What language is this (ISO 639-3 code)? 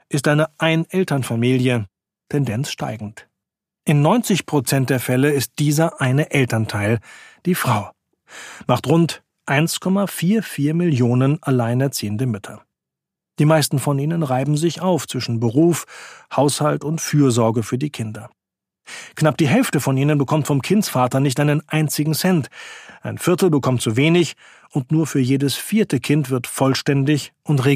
deu